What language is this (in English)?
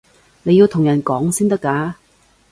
Cantonese